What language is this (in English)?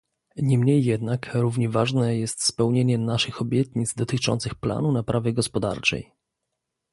Polish